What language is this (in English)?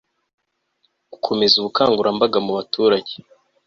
Kinyarwanda